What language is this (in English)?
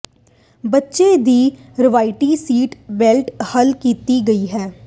Punjabi